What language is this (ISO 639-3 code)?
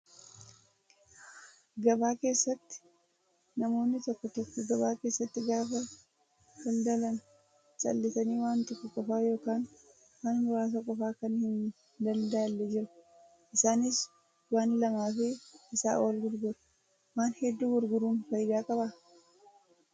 orm